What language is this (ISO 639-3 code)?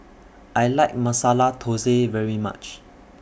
eng